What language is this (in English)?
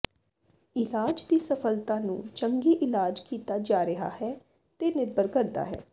Punjabi